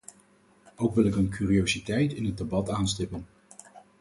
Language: Dutch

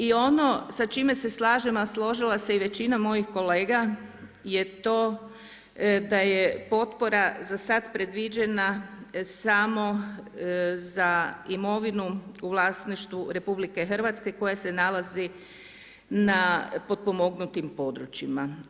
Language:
Croatian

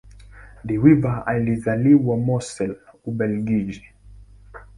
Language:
Swahili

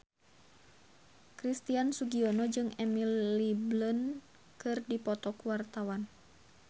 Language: Sundanese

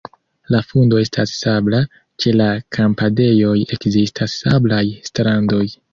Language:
Esperanto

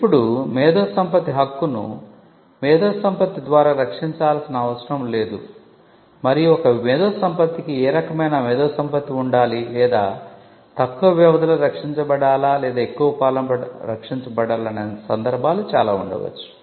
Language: Telugu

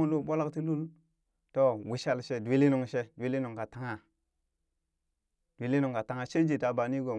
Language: Burak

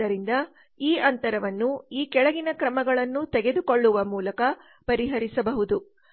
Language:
Kannada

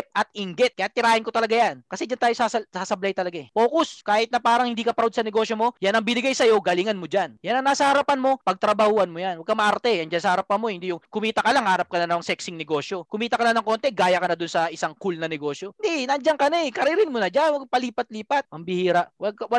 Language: Filipino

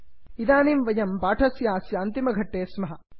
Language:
Sanskrit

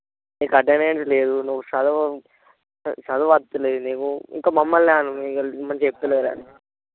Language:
Telugu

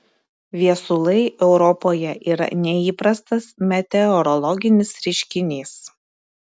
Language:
Lithuanian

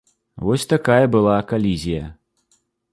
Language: Belarusian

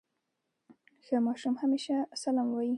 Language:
Pashto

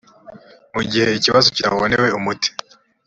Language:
Kinyarwanda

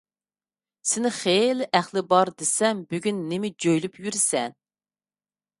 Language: Uyghur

